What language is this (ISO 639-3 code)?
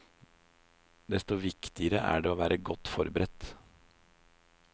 nor